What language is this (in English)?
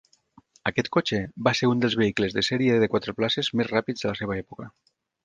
Catalan